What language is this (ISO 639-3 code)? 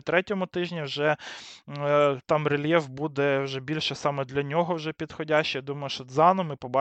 ukr